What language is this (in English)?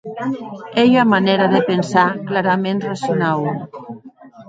Occitan